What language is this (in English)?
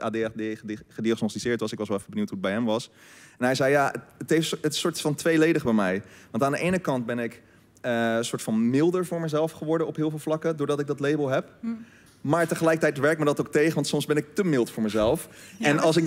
Dutch